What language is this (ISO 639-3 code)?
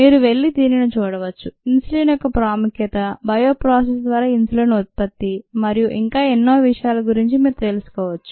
tel